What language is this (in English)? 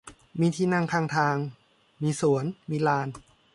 Thai